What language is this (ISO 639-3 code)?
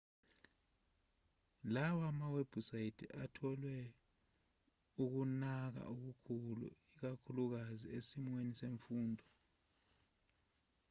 zul